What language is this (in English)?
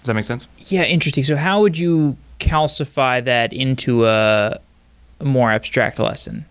English